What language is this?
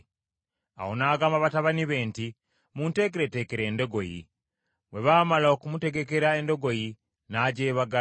Ganda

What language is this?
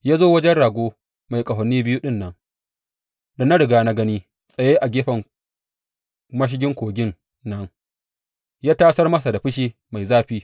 Hausa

